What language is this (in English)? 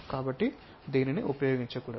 Telugu